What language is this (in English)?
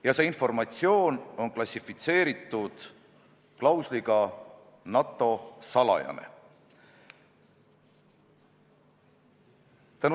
Estonian